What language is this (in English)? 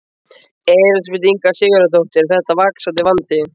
Icelandic